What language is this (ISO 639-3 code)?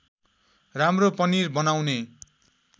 nep